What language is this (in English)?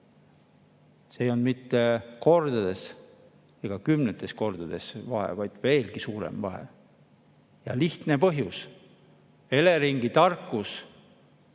Estonian